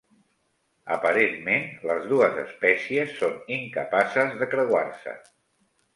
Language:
Catalan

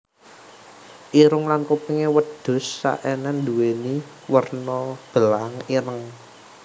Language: Javanese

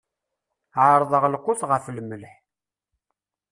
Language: Kabyle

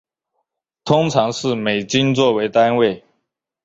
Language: Chinese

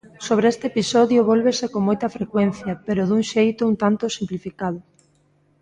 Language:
Galician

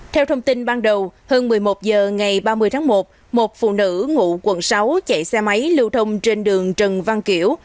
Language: Vietnamese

